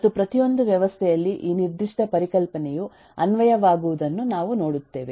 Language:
Kannada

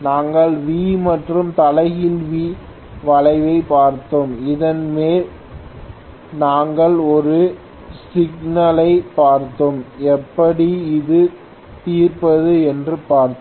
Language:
Tamil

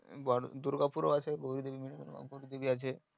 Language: Bangla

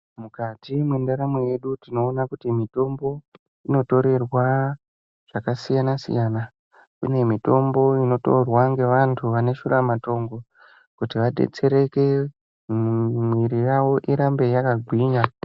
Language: Ndau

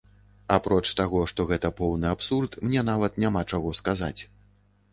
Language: Belarusian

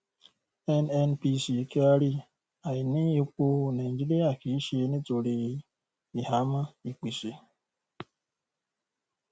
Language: Yoruba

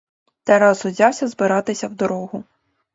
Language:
Ukrainian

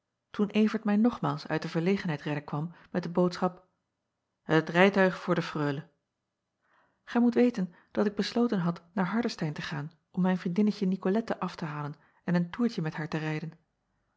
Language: Dutch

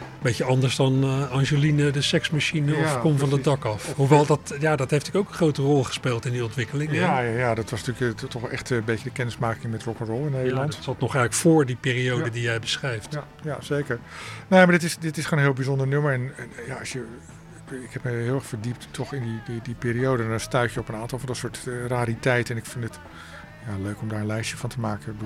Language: Dutch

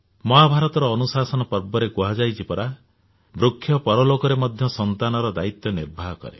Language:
Odia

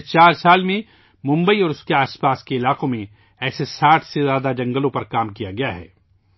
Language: Urdu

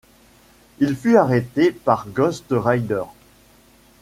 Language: French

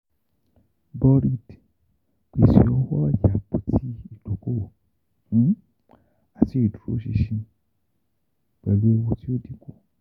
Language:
Yoruba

